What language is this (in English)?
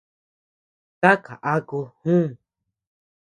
Tepeuxila Cuicatec